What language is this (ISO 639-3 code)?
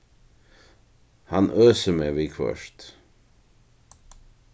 fao